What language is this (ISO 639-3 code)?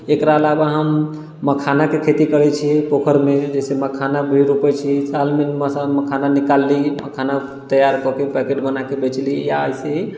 mai